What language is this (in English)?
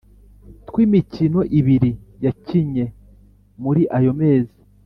Kinyarwanda